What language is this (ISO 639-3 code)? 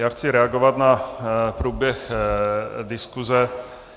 ces